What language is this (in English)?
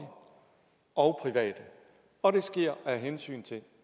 Danish